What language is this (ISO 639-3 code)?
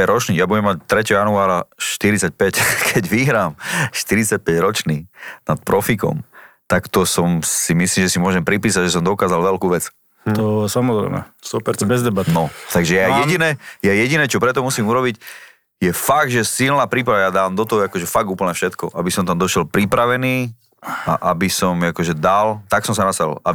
slk